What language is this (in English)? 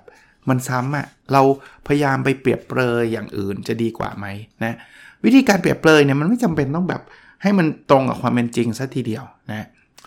Thai